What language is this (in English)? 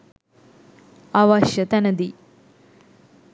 Sinhala